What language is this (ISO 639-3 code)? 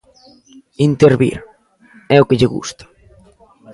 glg